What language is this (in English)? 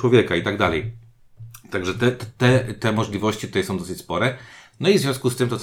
Polish